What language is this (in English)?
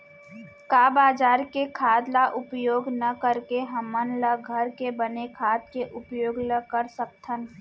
Chhattisgarhi